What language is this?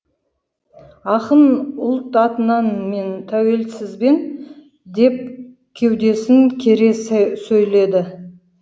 Kazakh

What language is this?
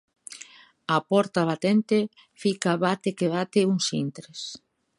Galician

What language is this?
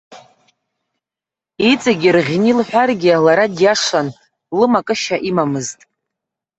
Abkhazian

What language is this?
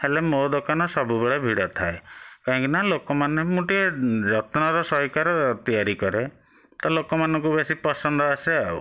Odia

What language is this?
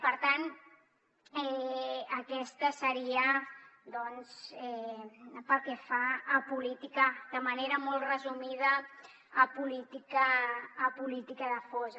Catalan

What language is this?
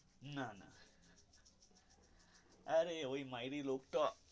Bangla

